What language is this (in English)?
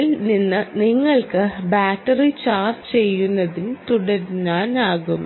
Malayalam